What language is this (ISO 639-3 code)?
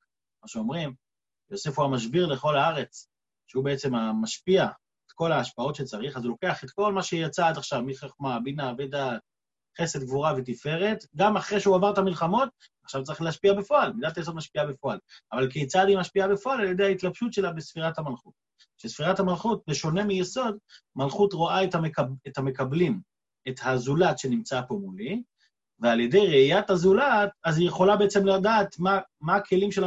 heb